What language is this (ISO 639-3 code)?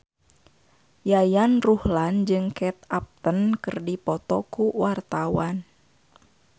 sun